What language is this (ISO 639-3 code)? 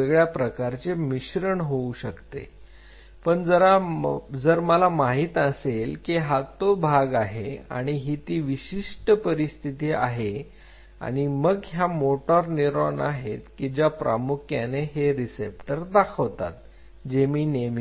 mar